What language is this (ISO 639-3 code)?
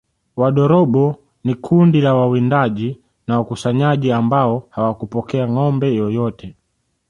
swa